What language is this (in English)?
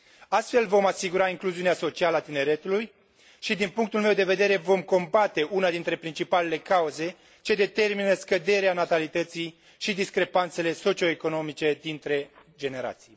Romanian